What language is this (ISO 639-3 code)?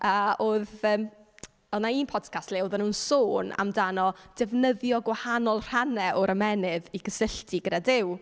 cym